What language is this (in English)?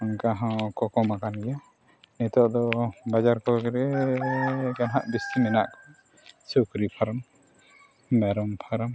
Santali